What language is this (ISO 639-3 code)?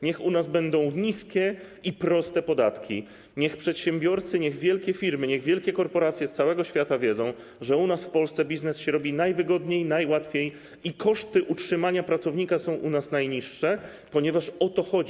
pol